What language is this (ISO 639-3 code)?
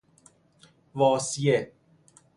fas